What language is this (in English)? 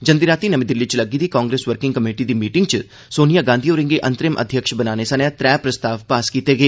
Dogri